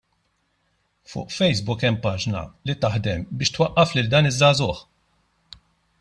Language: Maltese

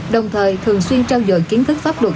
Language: Vietnamese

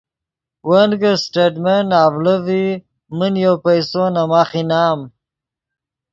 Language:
Yidgha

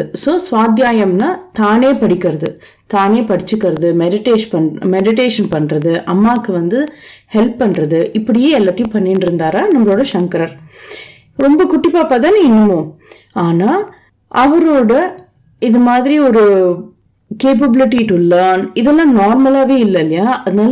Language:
Tamil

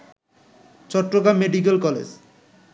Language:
Bangla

